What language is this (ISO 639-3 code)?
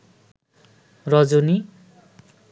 ben